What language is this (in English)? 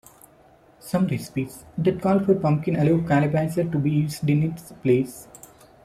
English